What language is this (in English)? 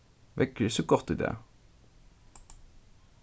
Faroese